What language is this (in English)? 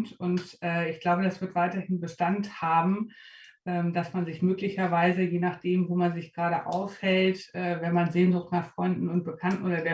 German